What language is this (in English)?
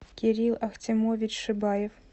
Russian